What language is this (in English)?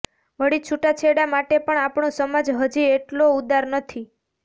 Gujarati